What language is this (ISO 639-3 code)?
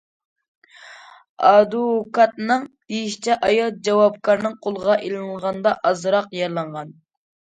uig